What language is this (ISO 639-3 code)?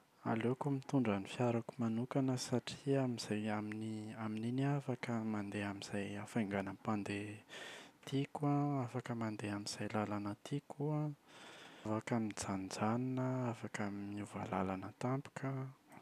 mlg